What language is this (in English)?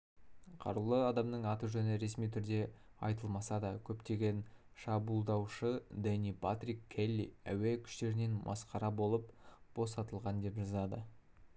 Kazakh